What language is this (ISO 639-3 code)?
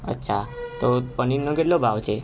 guj